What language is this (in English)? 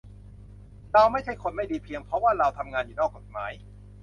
Thai